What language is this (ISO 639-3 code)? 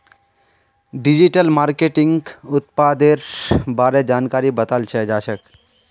mag